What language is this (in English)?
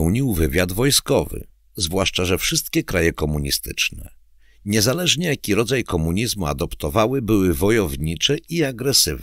Polish